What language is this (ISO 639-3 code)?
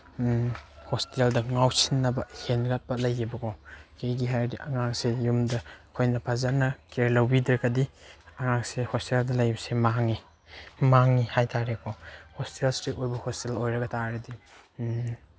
mni